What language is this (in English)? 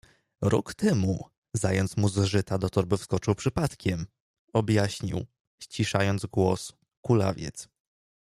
Polish